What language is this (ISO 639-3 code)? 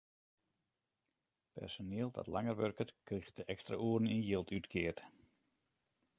fry